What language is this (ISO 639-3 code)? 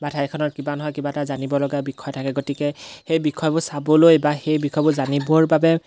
asm